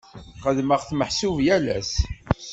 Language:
Kabyle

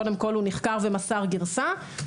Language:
Hebrew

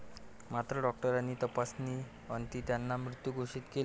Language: Marathi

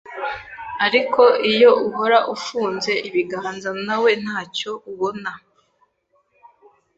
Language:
Kinyarwanda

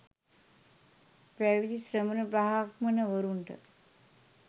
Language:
Sinhala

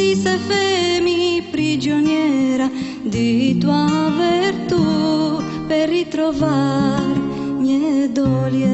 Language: Romanian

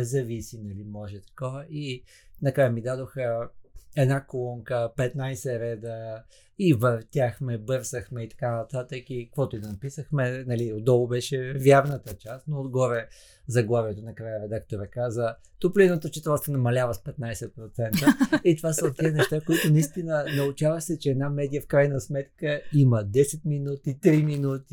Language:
Bulgarian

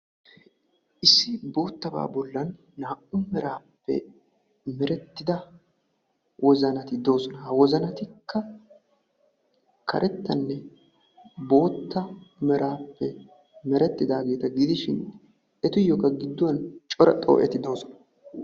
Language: Wolaytta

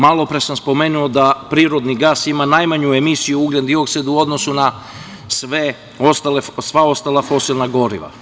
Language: Serbian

